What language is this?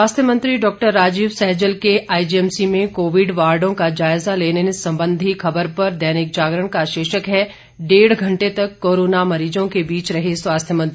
Hindi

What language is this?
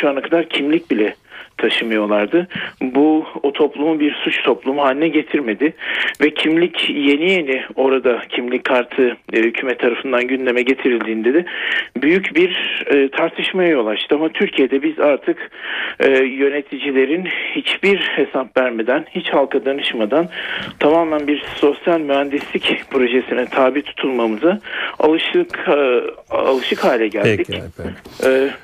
Turkish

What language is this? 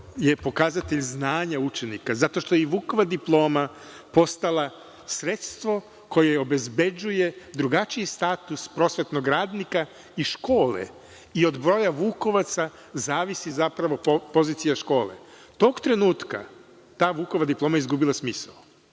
Serbian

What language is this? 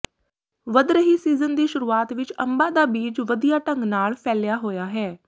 Punjabi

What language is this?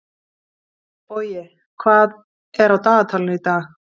Icelandic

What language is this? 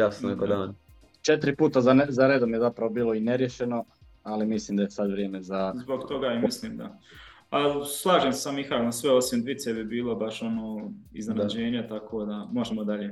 Croatian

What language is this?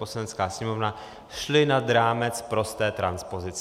Czech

